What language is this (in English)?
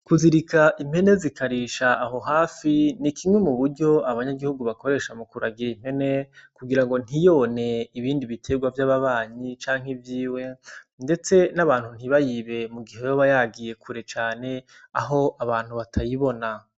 Rundi